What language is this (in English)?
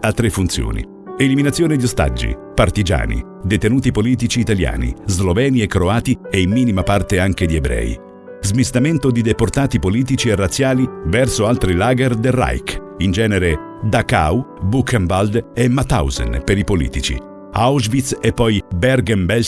Italian